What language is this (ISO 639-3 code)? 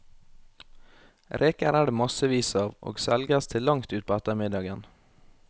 nor